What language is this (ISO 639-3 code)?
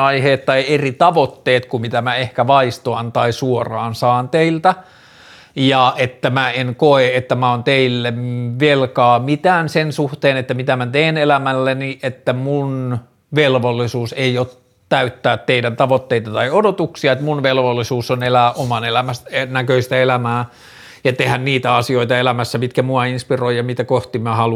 fin